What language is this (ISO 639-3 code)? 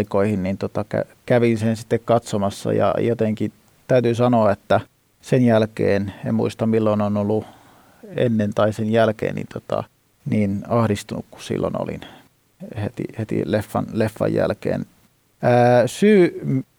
fin